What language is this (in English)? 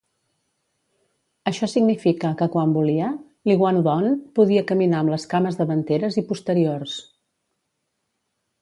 Catalan